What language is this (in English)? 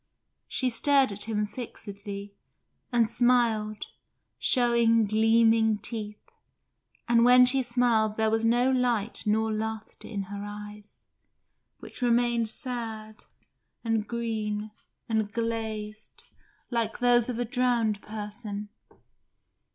English